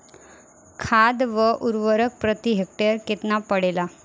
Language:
Bhojpuri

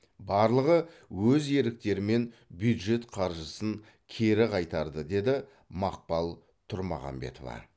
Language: Kazakh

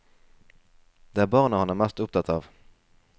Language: Norwegian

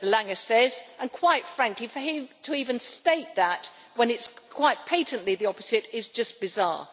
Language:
English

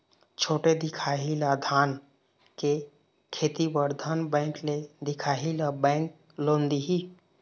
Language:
Chhattisgarhi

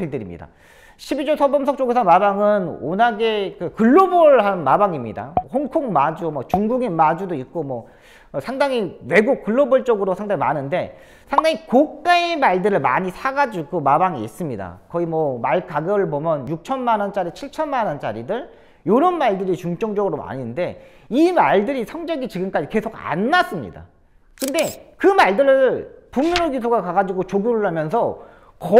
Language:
Korean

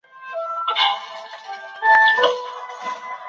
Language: Chinese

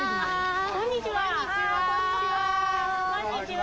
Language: Japanese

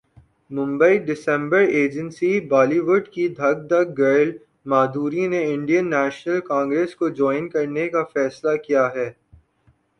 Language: Urdu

